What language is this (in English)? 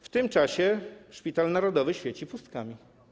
Polish